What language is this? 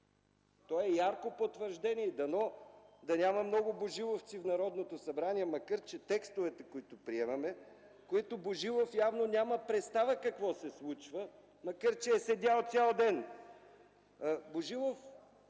Bulgarian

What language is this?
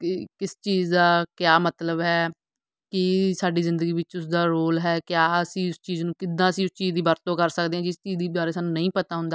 Punjabi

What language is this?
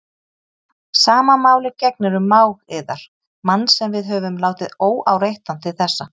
Icelandic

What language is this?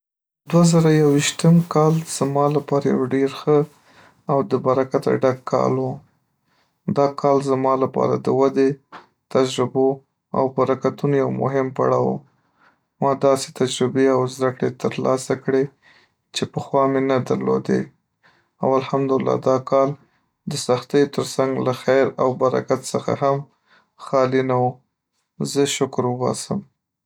Pashto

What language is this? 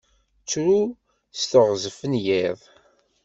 Kabyle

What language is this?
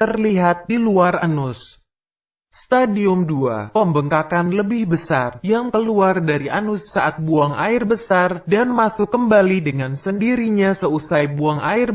Indonesian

